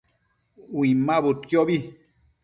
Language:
Matsés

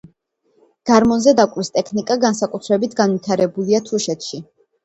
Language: Georgian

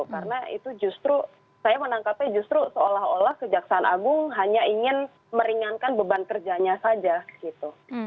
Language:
Indonesian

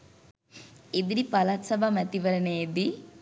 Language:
Sinhala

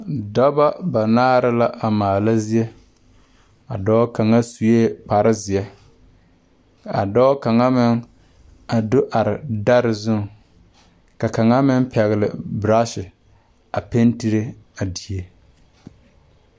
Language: Southern Dagaare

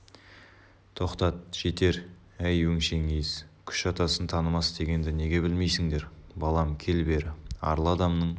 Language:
Kazakh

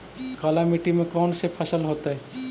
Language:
Magahi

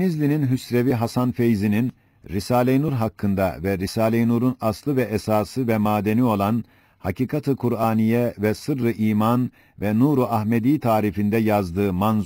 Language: Turkish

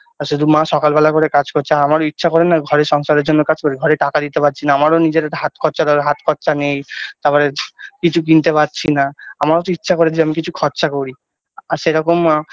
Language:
Bangla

